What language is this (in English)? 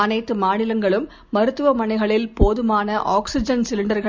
Tamil